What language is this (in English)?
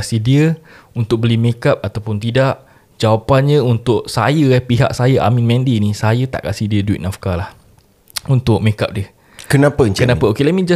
Malay